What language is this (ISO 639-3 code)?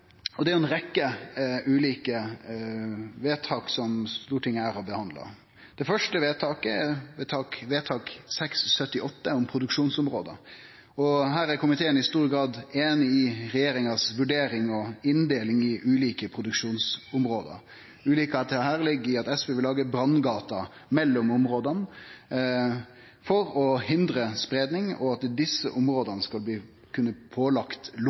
nno